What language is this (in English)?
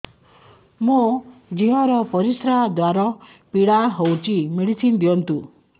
Odia